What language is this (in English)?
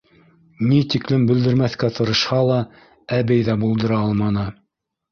Bashkir